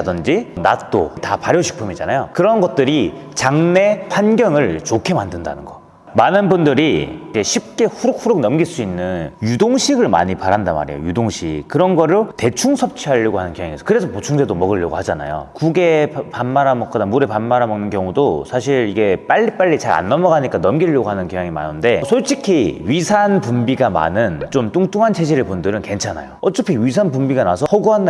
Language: Korean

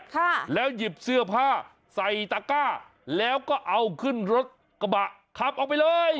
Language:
Thai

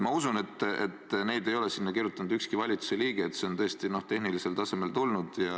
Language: Estonian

